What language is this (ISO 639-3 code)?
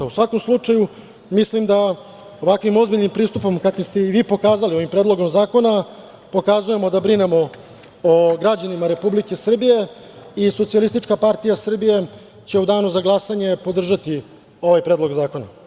srp